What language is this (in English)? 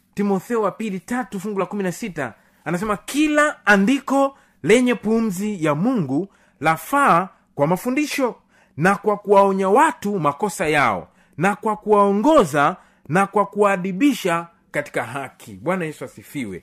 Swahili